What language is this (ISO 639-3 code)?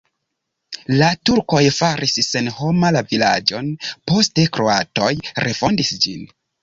epo